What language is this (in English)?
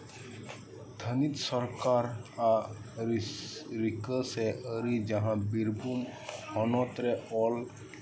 Santali